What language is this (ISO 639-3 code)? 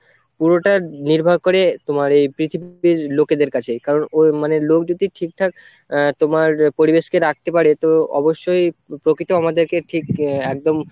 ben